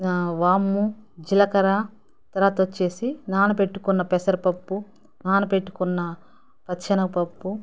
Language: Telugu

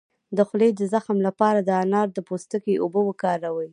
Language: Pashto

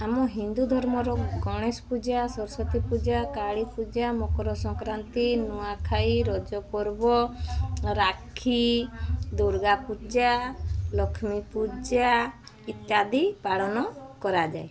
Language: Odia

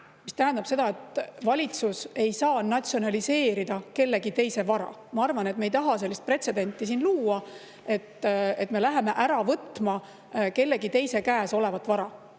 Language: Estonian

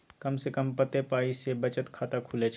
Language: Maithili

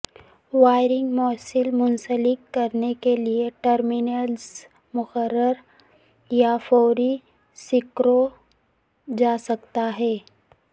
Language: Urdu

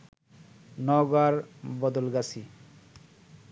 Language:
Bangla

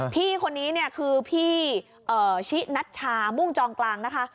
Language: Thai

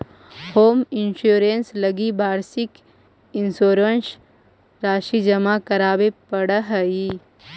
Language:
Magahi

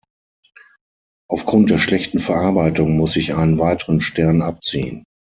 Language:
German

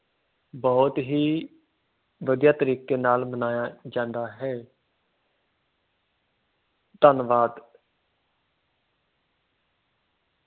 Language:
Punjabi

